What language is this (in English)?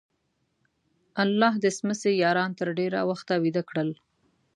Pashto